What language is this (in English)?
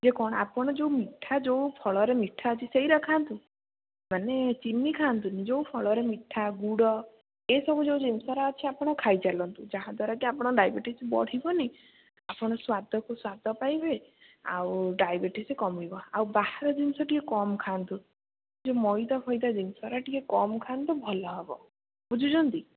Odia